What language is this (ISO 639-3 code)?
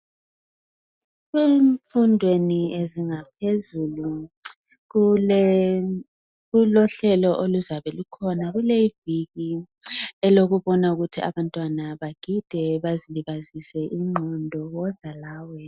nde